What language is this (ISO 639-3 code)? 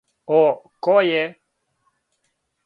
srp